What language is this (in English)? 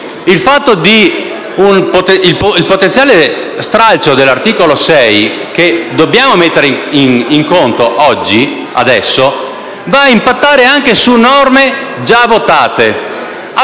Italian